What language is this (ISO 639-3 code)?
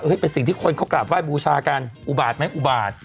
tha